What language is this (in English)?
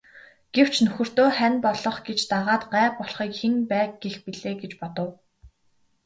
Mongolian